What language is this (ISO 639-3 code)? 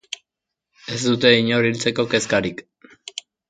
eus